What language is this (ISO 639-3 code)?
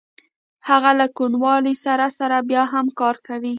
pus